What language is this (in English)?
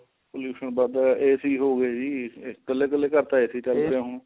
Punjabi